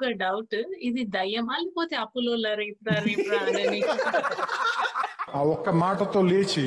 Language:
Telugu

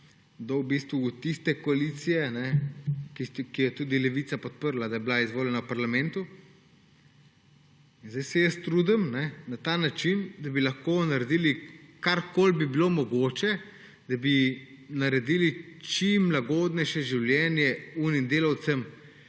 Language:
Slovenian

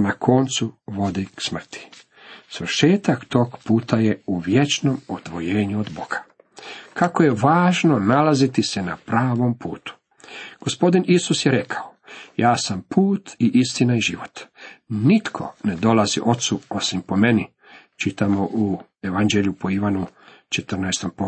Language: Croatian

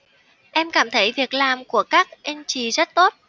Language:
Vietnamese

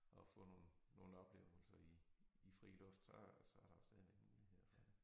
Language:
Danish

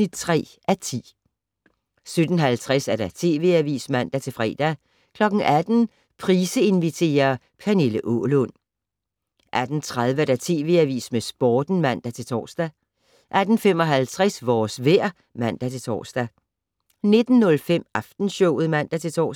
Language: Danish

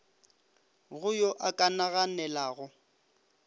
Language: Northern Sotho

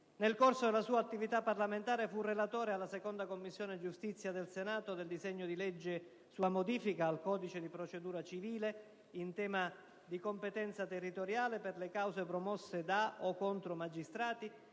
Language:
Italian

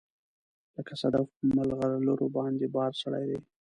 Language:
Pashto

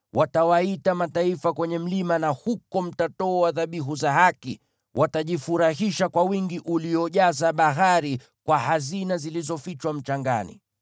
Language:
Swahili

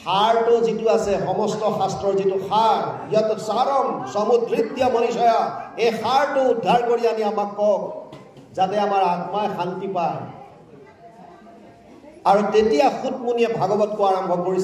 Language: Bangla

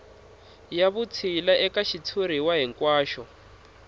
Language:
Tsonga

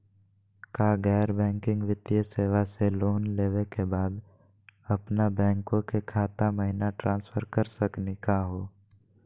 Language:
Magahi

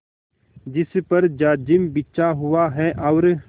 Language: Hindi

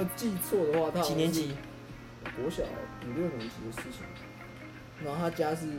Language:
Chinese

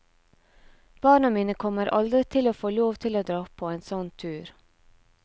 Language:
Norwegian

